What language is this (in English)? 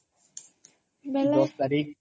Odia